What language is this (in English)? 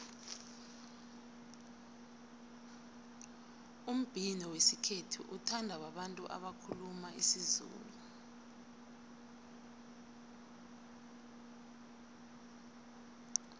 South Ndebele